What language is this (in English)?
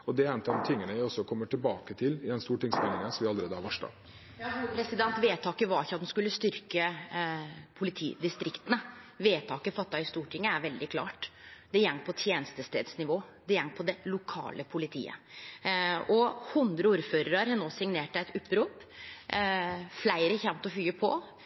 Norwegian